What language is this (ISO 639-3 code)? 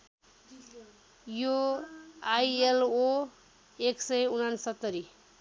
nep